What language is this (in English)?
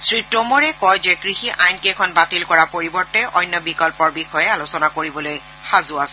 Assamese